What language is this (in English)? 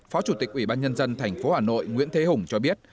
Vietnamese